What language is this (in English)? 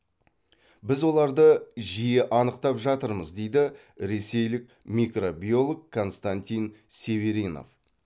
Kazakh